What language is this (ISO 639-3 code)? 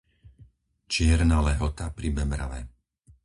slk